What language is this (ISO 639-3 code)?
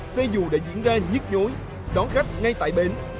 vie